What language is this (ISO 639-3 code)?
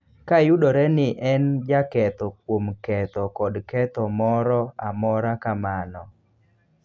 luo